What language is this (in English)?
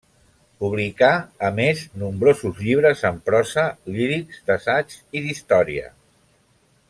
Catalan